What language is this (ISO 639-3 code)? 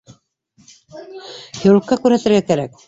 bak